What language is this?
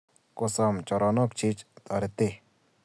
Kalenjin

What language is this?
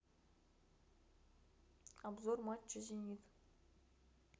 Russian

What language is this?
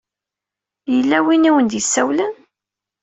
Kabyle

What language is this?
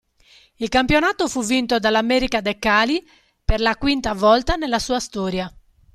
Italian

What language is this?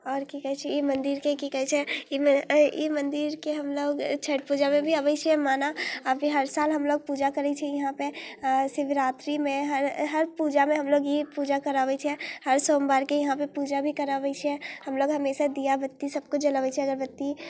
Maithili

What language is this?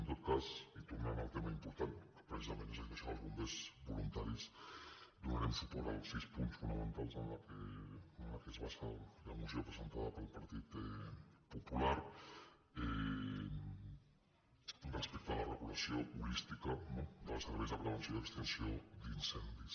Catalan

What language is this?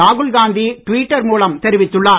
Tamil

